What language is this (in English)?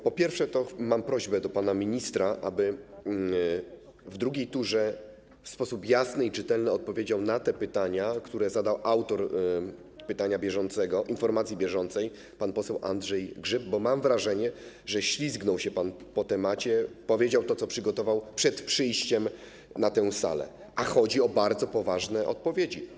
Polish